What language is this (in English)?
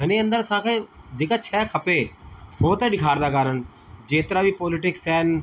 Sindhi